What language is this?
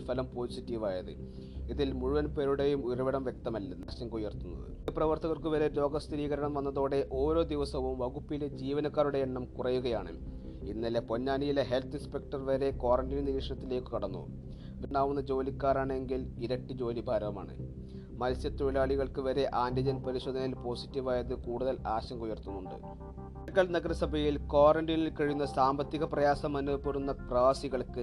Malayalam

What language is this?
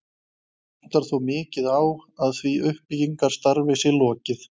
Icelandic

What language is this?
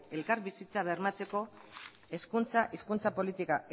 Basque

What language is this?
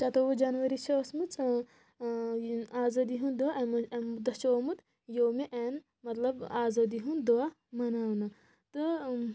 Kashmiri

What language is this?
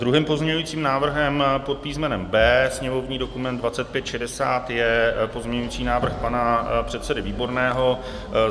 Czech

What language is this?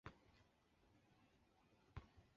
Chinese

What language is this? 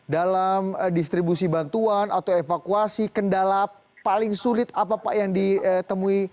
Indonesian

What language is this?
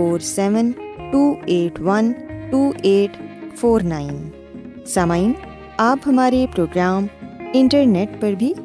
Urdu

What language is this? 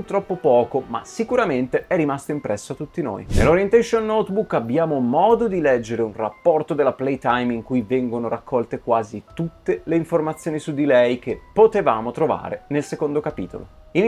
Italian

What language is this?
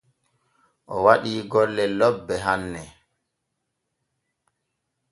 Borgu Fulfulde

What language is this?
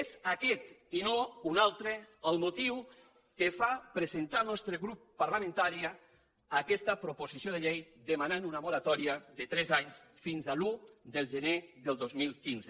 Catalan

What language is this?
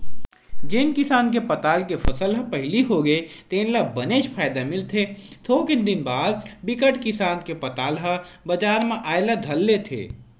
Chhattisgarhi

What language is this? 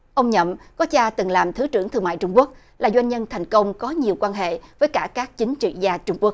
Vietnamese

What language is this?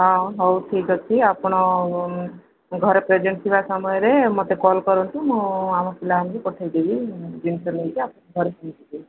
Odia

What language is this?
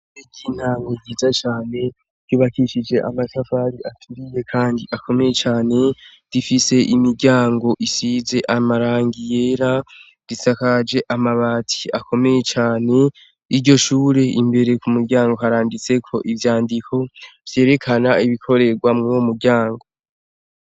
Rundi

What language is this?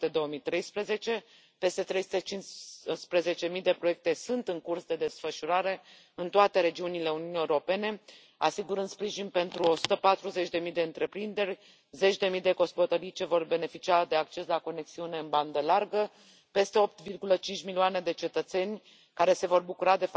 Romanian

